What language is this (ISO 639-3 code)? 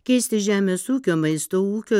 lit